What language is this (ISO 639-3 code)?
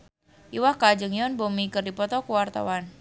sun